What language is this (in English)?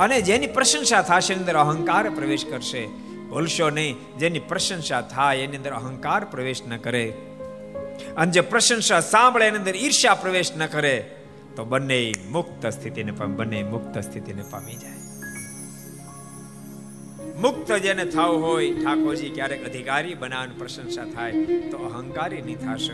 Gujarati